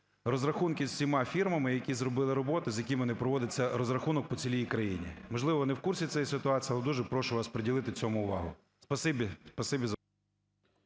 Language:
Ukrainian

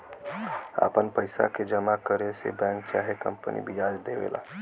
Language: Bhojpuri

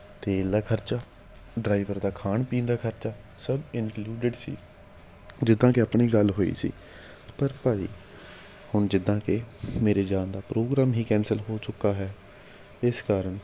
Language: Punjabi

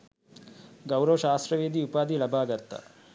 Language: Sinhala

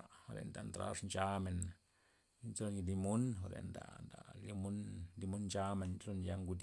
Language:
Loxicha Zapotec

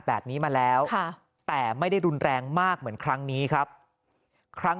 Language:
Thai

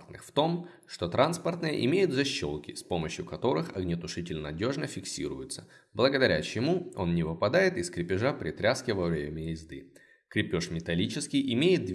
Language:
Russian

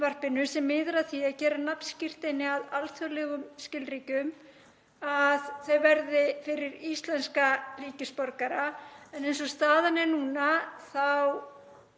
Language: Icelandic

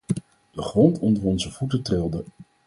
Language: Dutch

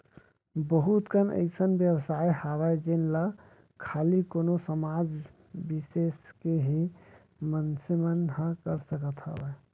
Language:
Chhattisgarhi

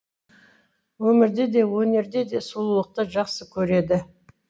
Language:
Kazakh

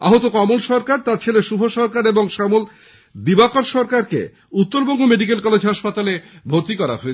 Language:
Bangla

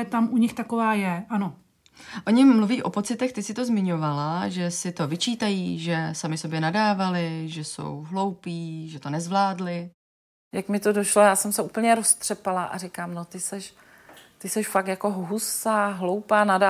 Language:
Czech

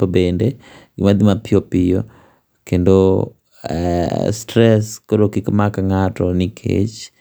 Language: Luo (Kenya and Tanzania)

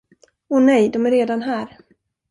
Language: Swedish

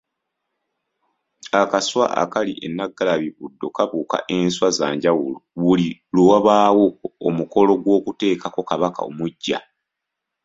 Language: Ganda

